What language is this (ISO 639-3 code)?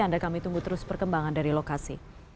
ind